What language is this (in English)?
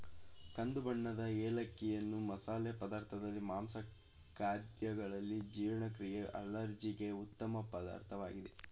Kannada